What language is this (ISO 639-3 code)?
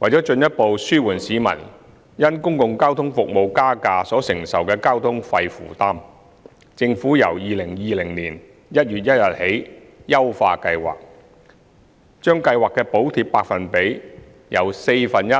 yue